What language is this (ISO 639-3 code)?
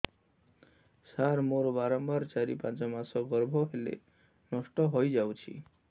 ori